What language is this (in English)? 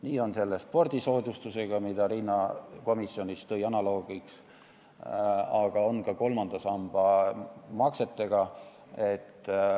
Estonian